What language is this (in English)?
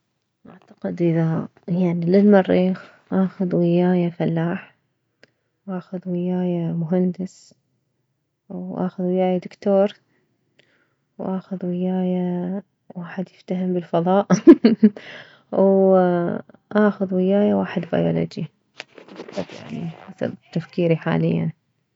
Mesopotamian Arabic